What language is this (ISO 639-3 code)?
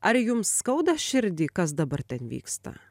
lit